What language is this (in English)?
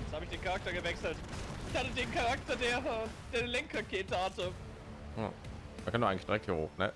German